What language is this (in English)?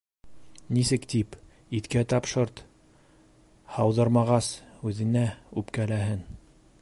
Bashkir